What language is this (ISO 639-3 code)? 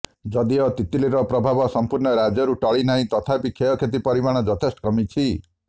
ori